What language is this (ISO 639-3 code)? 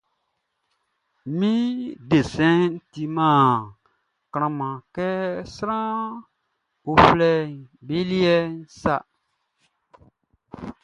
bci